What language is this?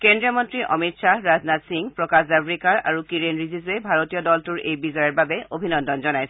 Assamese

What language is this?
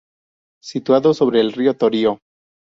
Spanish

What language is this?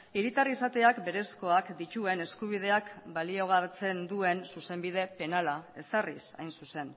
Basque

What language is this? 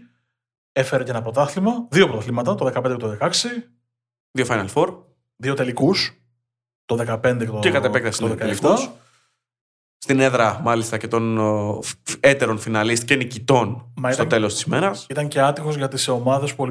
Greek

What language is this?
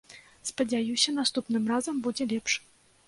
Belarusian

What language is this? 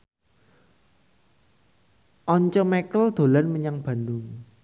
Javanese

